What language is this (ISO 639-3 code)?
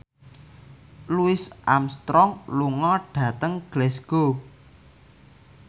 jav